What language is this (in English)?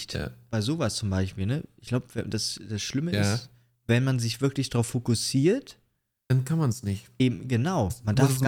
German